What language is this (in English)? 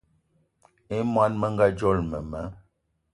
Eton (Cameroon)